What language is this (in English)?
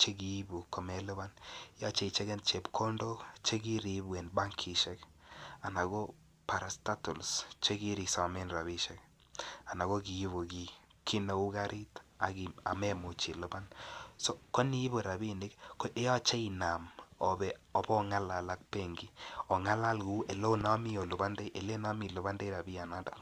Kalenjin